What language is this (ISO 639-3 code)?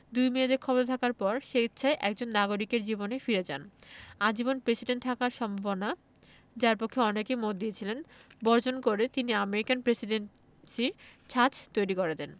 ben